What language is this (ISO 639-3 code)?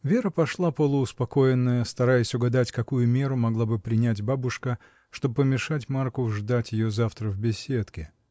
rus